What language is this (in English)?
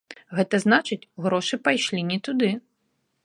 Belarusian